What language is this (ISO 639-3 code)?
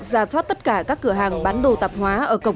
vie